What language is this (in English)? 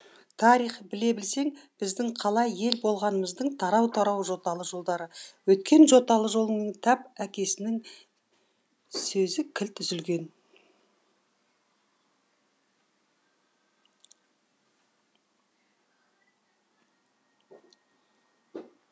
Kazakh